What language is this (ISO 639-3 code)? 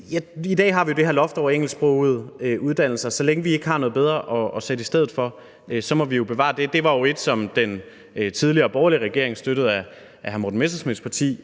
dan